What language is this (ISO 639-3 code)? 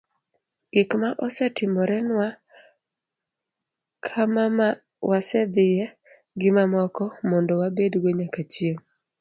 luo